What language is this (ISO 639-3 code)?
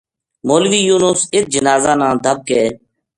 gju